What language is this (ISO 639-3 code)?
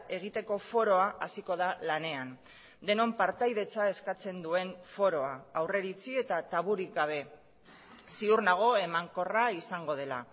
eus